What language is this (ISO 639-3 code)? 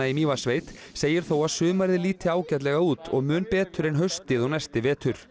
isl